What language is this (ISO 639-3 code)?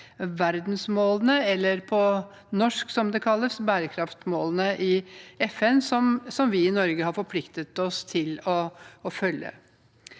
nor